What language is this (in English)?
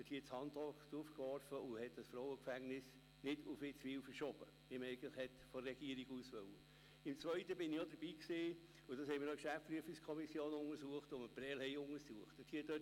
Swiss German